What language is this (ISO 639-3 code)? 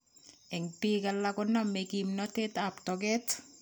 kln